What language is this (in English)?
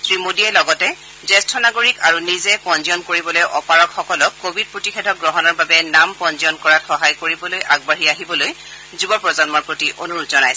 Assamese